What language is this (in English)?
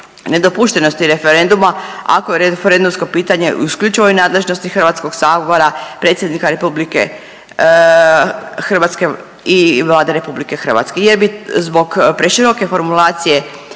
Croatian